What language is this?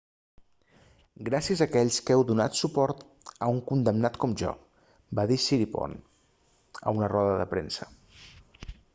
Catalan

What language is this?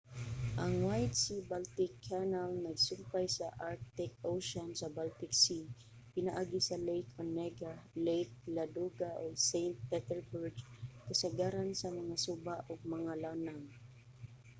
Cebuano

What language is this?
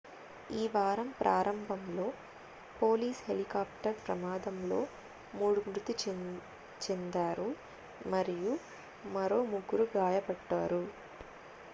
Telugu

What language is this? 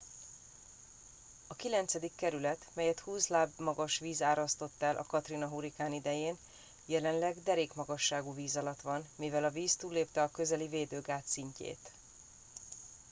Hungarian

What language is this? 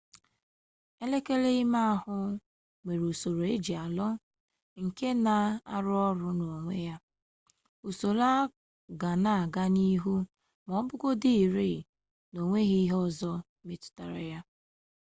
Igbo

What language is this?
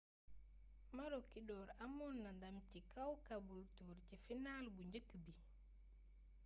Wolof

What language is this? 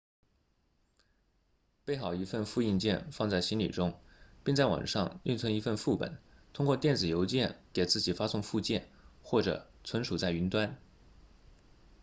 Chinese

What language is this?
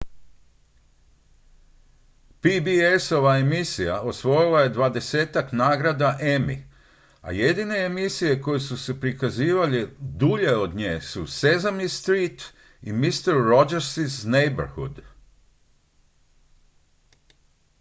Croatian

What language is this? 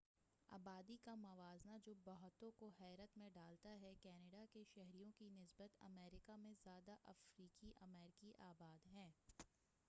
Urdu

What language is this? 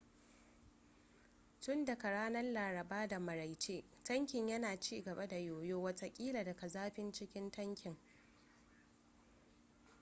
Hausa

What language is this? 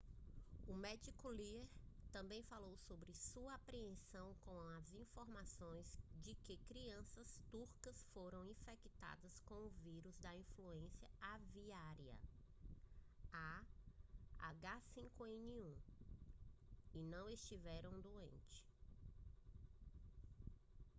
Portuguese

